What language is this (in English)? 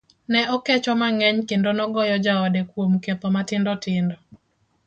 Luo (Kenya and Tanzania)